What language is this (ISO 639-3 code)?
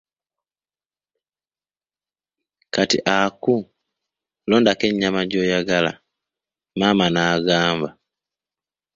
lug